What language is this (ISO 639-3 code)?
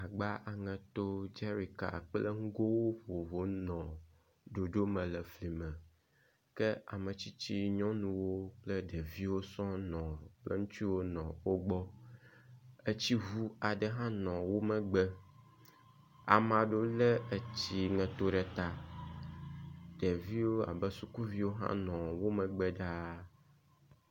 ewe